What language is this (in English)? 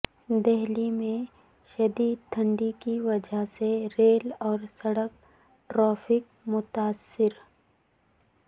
Urdu